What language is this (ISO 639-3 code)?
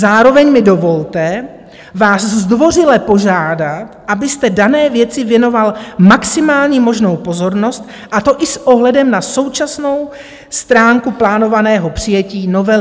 ces